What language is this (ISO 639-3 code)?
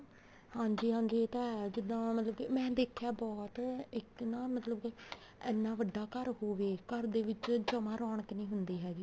pan